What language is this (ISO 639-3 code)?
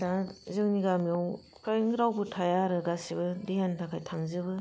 brx